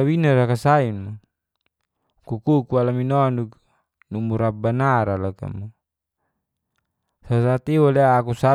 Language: Geser-Gorom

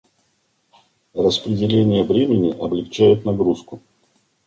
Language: Russian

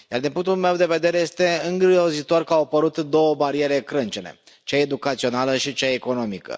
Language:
Romanian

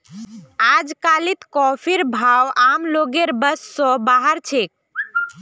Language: Magahi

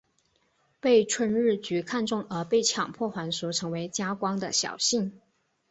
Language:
Chinese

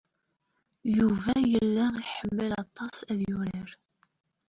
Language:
Kabyle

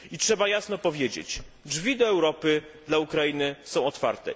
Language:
Polish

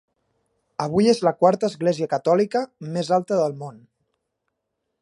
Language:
Catalan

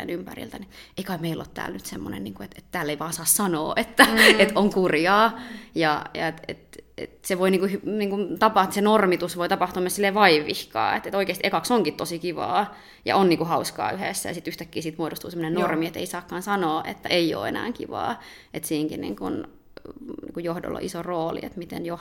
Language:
Finnish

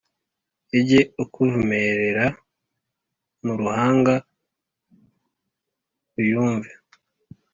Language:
Kinyarwanda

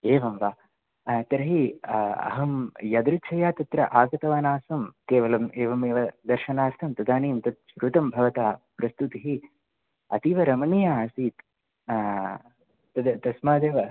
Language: Sanskrit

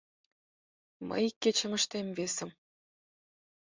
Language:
Mari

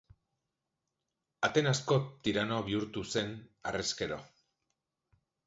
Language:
Basque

